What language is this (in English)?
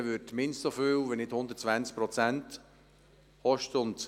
Swiss German